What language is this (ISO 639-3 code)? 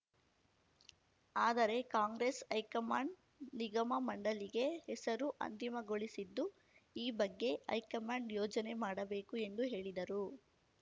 kan